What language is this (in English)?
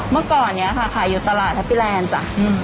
Thai